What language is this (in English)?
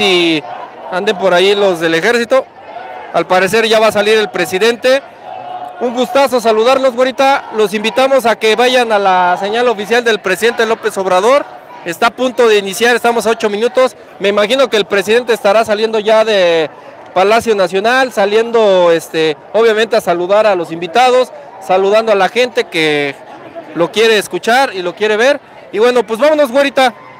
Spanish